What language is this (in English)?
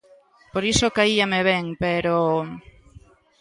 Galician